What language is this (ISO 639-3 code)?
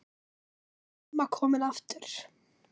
isl